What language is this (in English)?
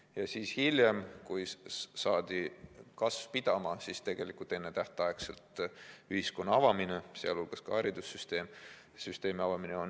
Estonian